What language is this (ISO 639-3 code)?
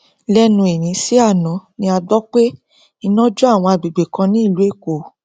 yor